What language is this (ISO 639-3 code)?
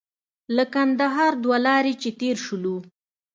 pus